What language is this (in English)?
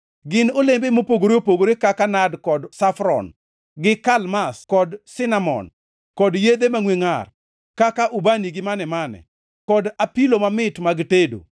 Luo (Kenya and Tanzania)